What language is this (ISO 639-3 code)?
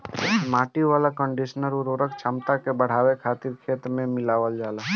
bho